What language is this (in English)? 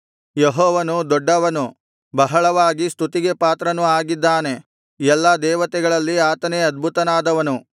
Kannada